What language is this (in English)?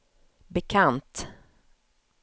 Swedish